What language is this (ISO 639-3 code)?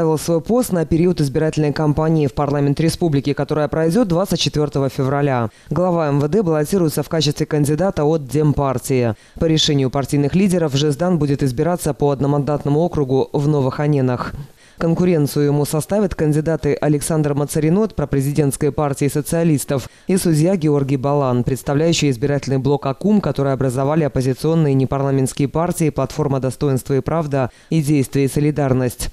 rus